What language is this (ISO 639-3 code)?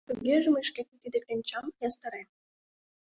chm